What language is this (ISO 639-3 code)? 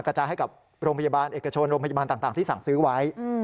tha